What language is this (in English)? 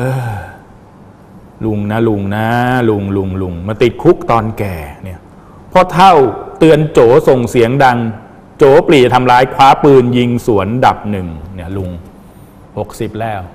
Thai